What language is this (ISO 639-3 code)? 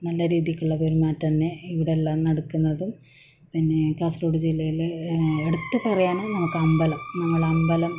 mal